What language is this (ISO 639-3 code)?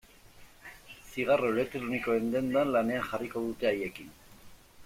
eus